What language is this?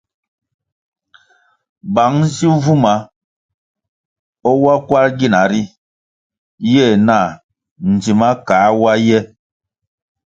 Kwasio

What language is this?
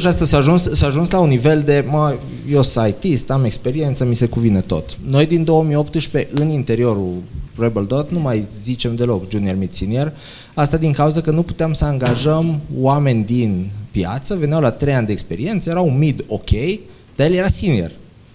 Romanian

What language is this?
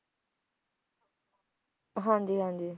Punjabi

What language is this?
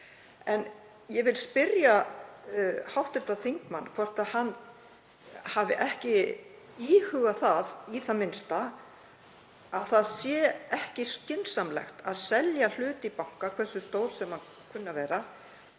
Icelandic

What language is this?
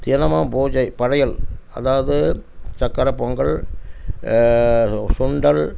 Tamil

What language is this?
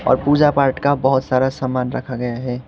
Hindi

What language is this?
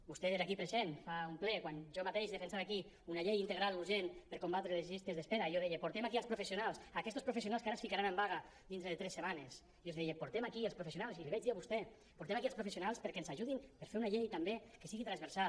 Catalan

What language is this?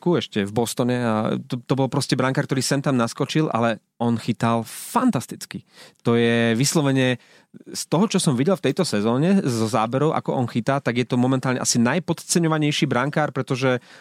Slovak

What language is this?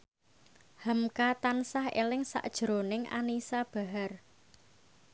Javanese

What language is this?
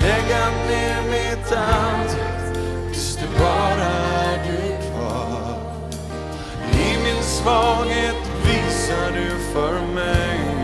Swedish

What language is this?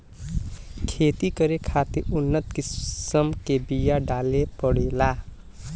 Bhojpuri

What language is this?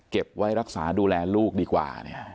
Thai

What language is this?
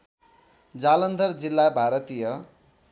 Nepali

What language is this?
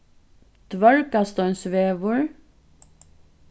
Faroese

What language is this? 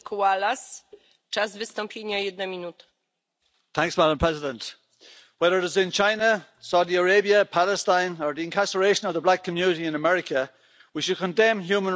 English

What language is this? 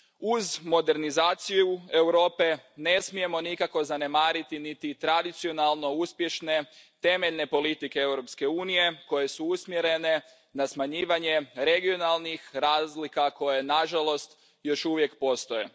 Croatian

